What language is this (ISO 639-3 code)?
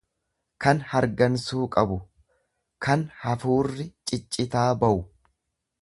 orm